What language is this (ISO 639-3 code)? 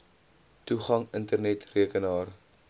afr